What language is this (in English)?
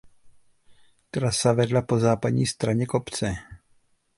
Czech